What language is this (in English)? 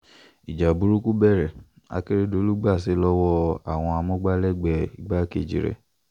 Yoruba